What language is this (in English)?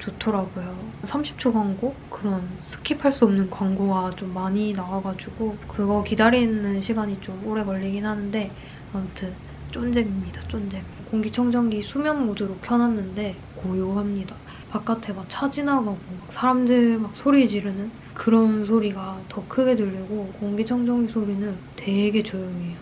Korean